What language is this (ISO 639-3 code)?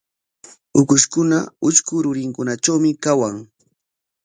qwa